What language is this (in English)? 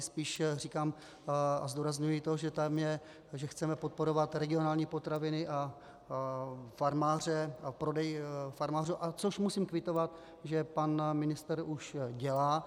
Czech